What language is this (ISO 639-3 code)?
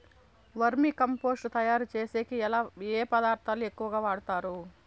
tel